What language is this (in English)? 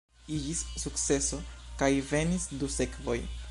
Esperanto